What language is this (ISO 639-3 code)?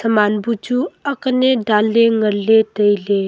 nnp